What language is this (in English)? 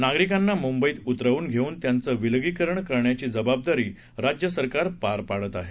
Marathi